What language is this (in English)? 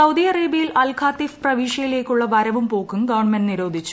Malayalam